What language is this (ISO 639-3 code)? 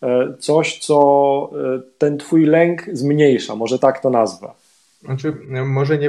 pol